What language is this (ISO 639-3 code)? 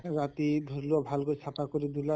asm